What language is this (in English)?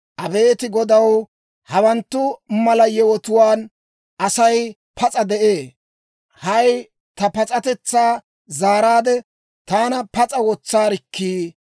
Dawro